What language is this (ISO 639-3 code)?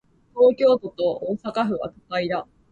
jpn